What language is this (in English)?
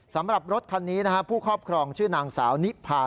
Thai